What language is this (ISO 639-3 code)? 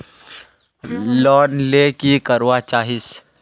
mag